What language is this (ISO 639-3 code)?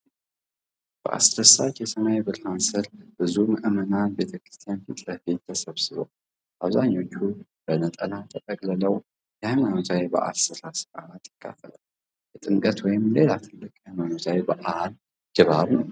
amh